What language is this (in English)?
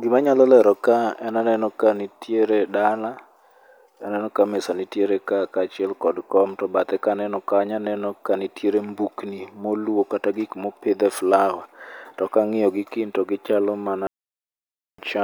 Luo (Kenya and Tanzania)